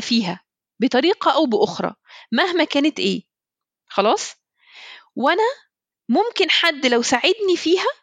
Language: Arabic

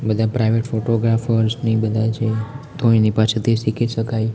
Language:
Gujarati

